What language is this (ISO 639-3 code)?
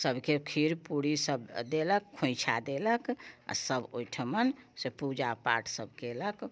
mai